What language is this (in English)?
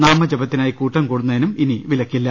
Malayalam